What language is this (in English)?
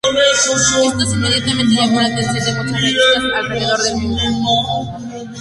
Spanish